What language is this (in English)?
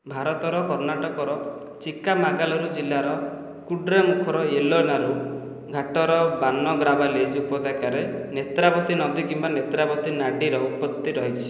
Odia